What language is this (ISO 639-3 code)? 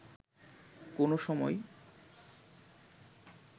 ben